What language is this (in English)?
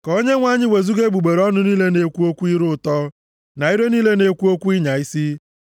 Igbo